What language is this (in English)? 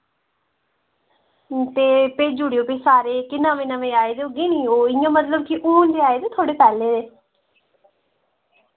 Dogri